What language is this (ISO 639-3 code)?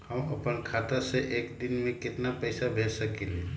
mag